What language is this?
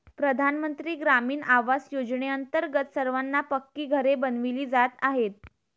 Marathi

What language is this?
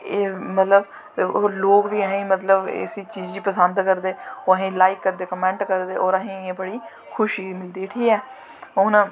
Dogri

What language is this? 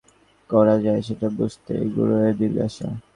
Bangla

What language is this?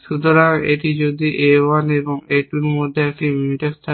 Bangla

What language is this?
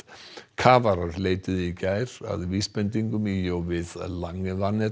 Icelandic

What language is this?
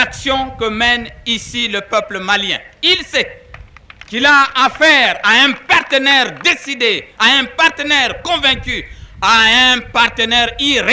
French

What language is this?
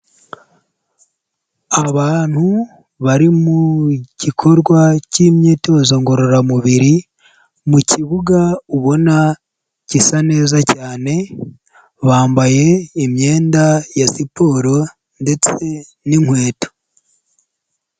Kinyarwanda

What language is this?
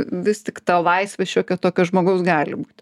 Lithuanian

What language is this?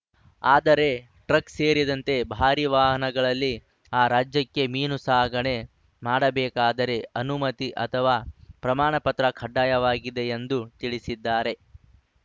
Kannada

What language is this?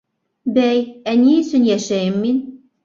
Bashkir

